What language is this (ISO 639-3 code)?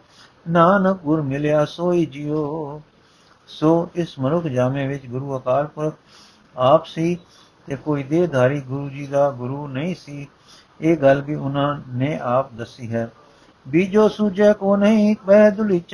pan